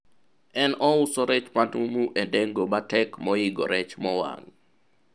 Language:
Luo (Kenya and Tanzania)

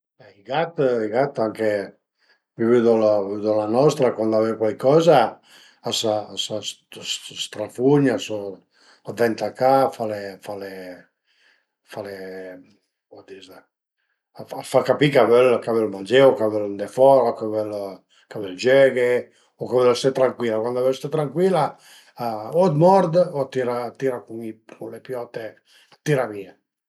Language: Piedmontese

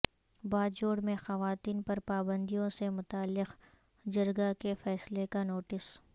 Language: Urdu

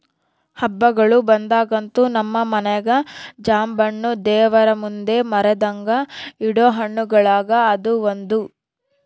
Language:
Kannada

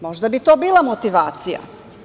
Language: Serbian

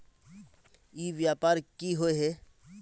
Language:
Magahi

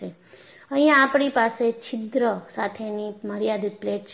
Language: Gujarati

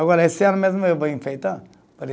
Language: Portuguese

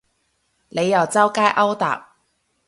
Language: Cantonese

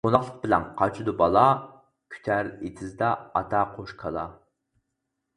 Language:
Uyghur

